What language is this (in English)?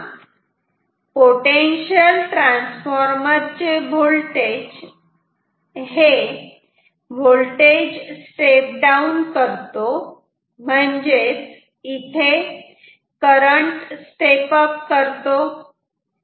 Marathi